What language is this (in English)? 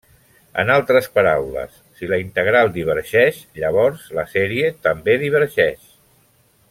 Catalan